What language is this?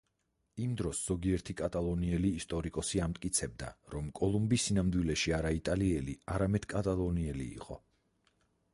Georgian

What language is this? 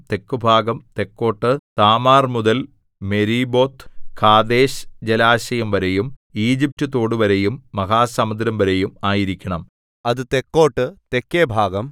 Malayalam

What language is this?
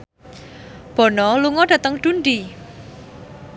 Javanese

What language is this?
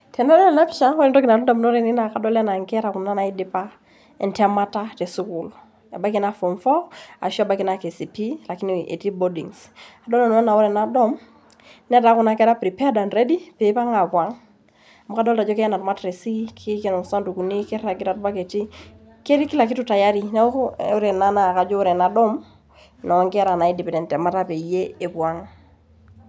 Masai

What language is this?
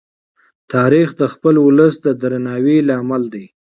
Pashto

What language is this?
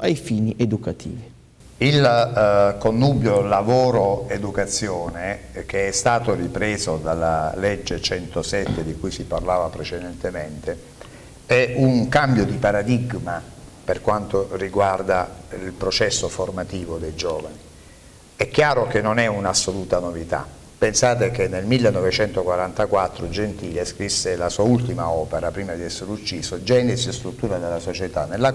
Italian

